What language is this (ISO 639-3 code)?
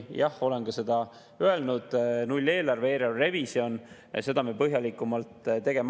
est